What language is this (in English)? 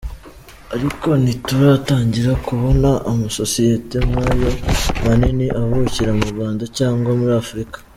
Kinyarwanda